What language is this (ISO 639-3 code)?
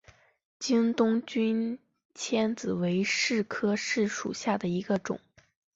zho